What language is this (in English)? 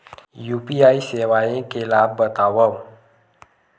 Chhattisgarhi